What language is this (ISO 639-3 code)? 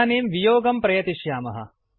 san